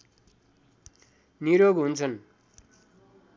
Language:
Nepali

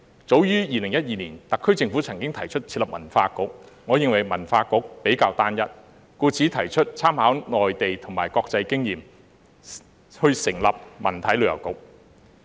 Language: Cantonese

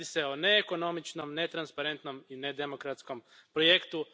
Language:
Croatian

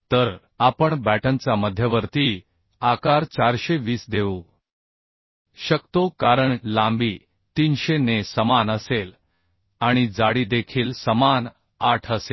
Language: Marathi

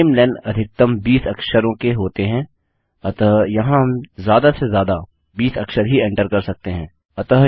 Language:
Hindi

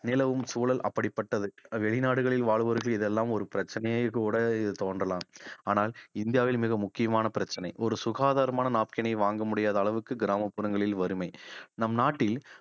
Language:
Tamil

